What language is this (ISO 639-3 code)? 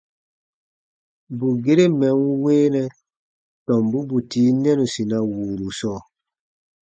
bba